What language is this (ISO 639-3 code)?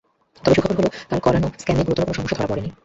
ben